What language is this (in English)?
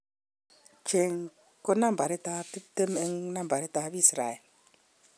Kalenjin